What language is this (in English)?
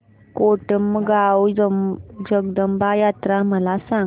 Marathi